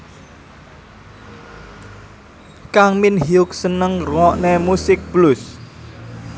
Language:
Javanese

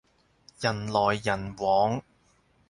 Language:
Cantonese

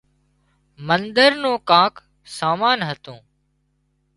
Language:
Wadiyara Koli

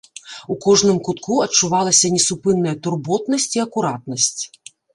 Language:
Belarusian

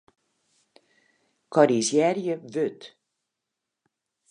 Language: Western Frisian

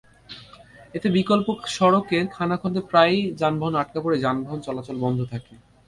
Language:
Bangla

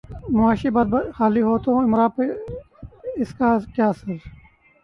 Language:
Urdu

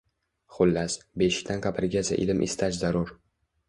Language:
Uzbek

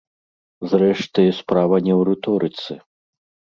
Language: Belarusian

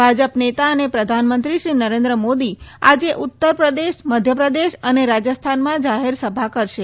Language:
Gujarati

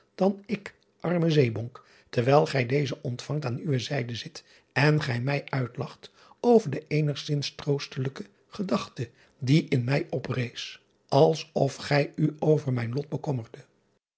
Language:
Dutch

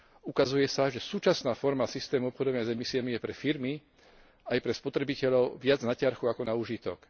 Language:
Slovak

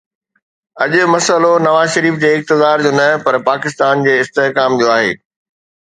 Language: Sindhi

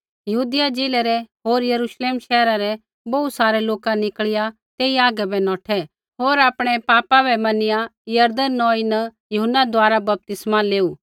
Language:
Kullu Pahari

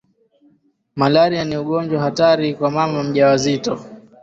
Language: Swahili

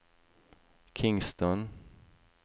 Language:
Norwegian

